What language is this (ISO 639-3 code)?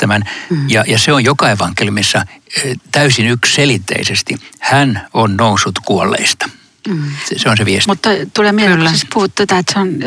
fin